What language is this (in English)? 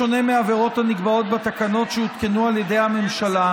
Hebrew